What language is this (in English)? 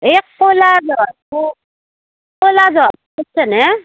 Assamese